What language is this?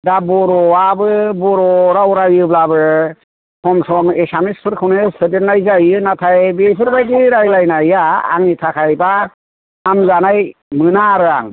Bodo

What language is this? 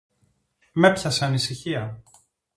Greek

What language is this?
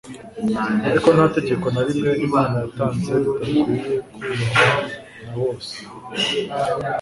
Kinyarwanda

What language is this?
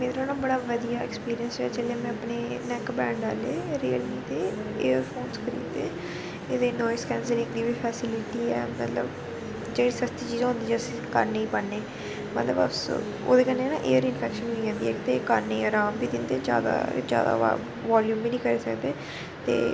Dogri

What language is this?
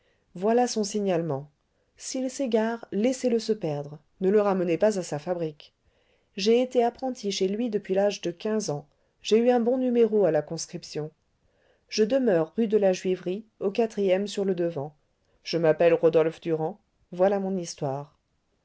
French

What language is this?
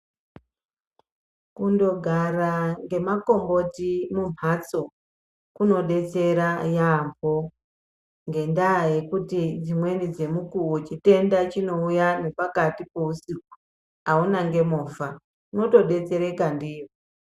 Ndau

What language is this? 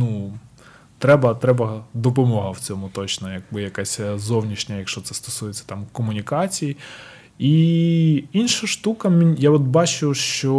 Ukrainian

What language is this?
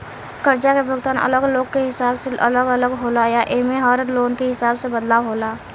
Bhojpuri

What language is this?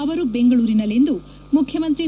Kannada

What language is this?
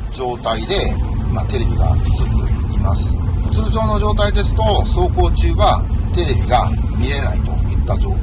Japanese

